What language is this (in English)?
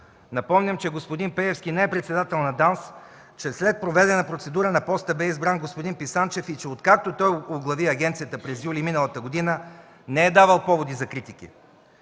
Bulgarian